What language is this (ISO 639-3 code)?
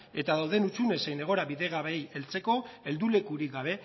eus